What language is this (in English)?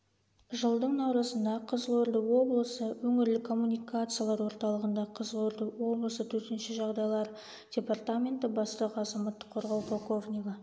Kazakh